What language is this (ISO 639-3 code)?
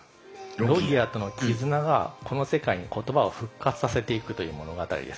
jpn